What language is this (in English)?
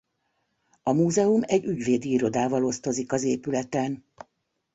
Hungarian